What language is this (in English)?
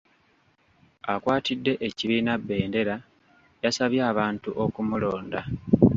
Ganda